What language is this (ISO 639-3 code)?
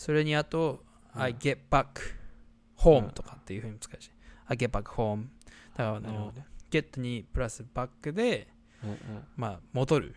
jpn